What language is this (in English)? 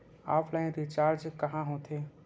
Chhattisgarhi